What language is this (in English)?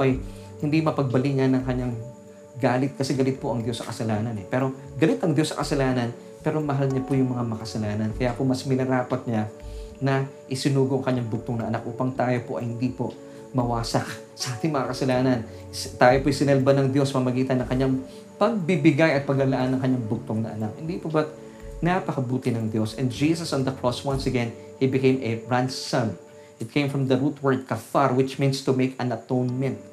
Filipino